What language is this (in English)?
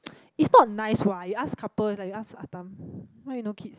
English